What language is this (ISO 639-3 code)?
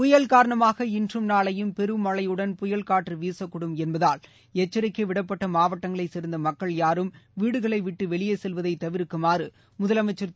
tam